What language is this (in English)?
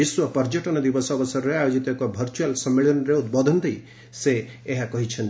Odia